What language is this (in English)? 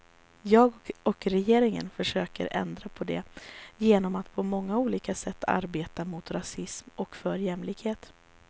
Swedish